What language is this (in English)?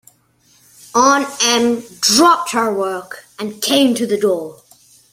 English